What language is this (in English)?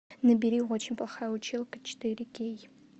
Russian